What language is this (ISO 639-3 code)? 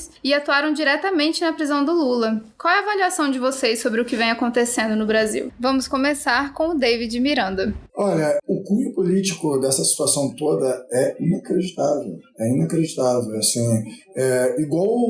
por